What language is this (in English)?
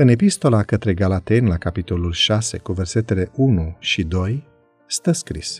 Romanian